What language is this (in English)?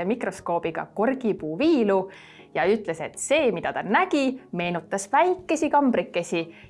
Estonian